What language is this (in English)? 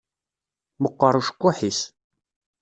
Kabyle